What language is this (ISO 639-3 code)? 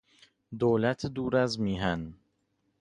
fas